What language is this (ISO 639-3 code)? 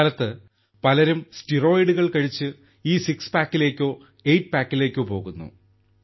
mal